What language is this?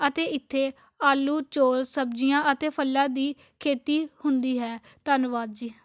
Punjabi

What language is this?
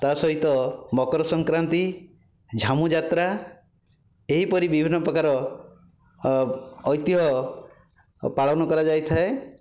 Odia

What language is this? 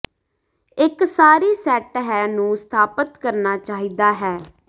Punjabi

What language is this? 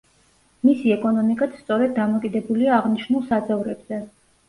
Georgian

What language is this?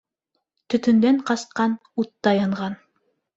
Bashkir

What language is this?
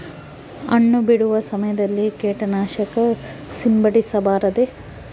Kannada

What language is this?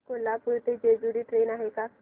Marathi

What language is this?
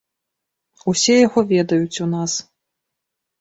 Belarusian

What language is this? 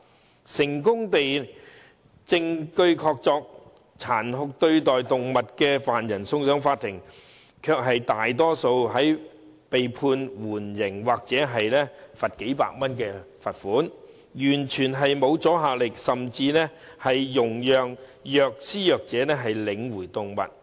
Cantonese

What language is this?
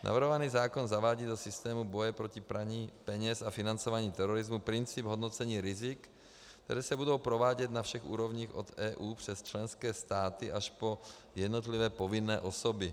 Czech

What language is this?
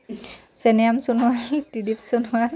Assamese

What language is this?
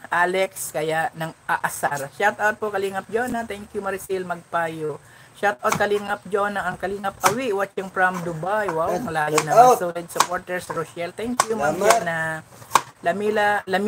Filipino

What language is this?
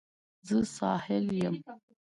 Pashto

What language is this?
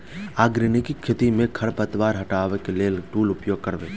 Maithili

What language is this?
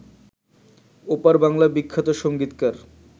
Bangla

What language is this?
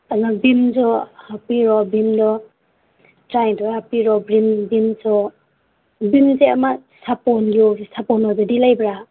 Manipuri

